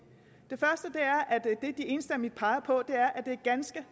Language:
Danish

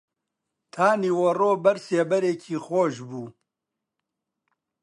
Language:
Central Kurdish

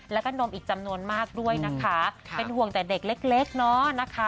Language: Thai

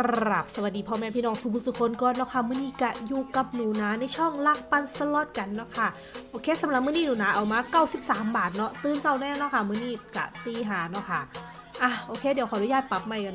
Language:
Thai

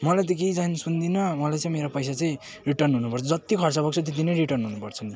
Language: Nepali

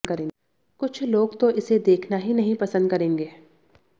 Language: Hindi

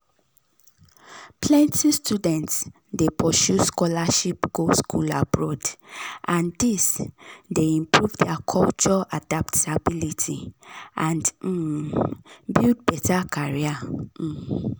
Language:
Nigerian Pidgin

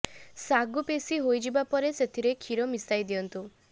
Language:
Odia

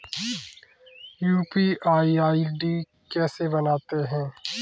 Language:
Hindi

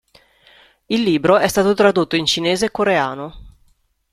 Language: Italian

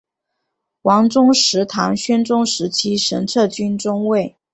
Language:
Chinese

